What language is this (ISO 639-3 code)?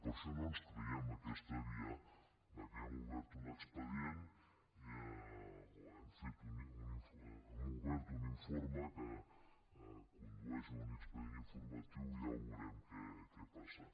cat